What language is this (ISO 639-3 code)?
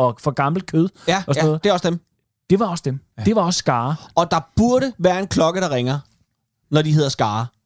dan